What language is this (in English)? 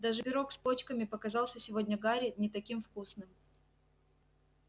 Russian